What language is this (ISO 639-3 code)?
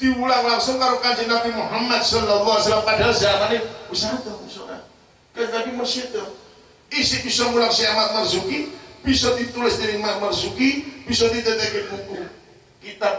ind